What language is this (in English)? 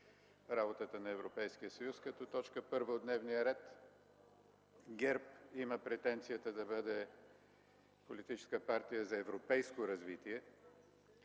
Bulgarian